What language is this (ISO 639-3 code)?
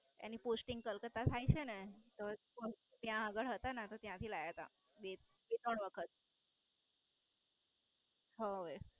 guj